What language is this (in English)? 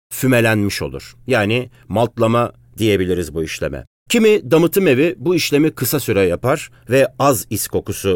Turkish